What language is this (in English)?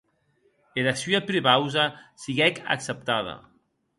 Occitan